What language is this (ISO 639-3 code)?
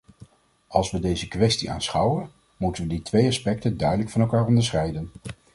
nld